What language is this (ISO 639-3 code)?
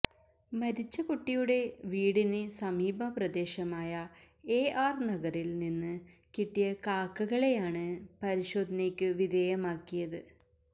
mal